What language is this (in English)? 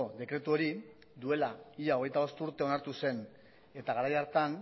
Basque